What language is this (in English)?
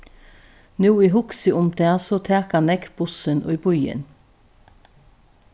Faroese